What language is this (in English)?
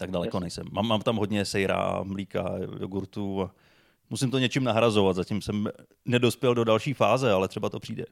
Czech